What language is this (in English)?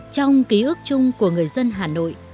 Vietnamese